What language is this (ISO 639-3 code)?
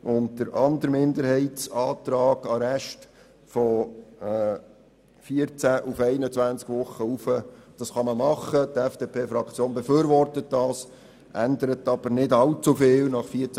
gsw